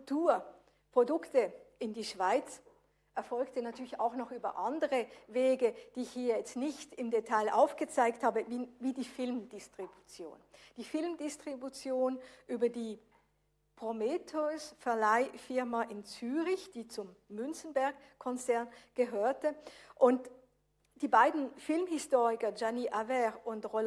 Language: German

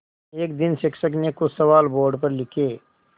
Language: Hindi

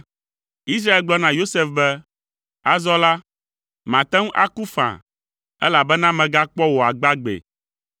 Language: Ewe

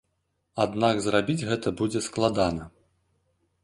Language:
Belarusian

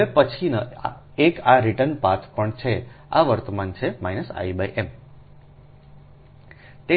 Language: Gujarati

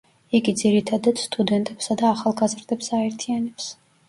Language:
Georgian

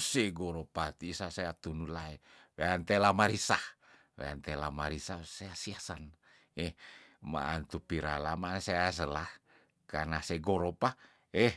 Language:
Tondano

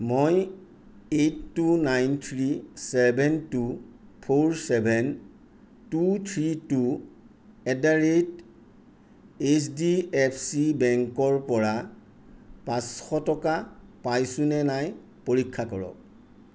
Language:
Assamese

